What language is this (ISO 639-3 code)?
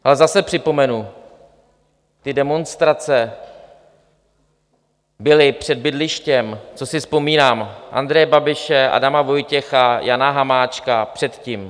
ces